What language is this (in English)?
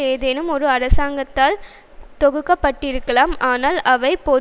Tamil